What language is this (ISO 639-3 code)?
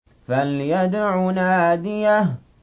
ara